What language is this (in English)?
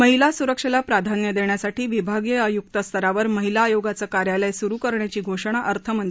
Marathi